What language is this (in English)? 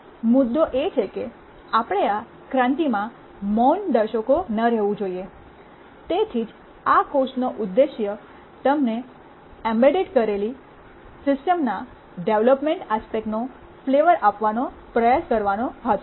Gujarati